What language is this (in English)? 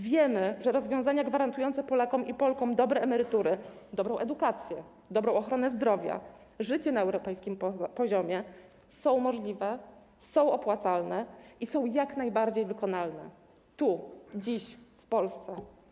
Polish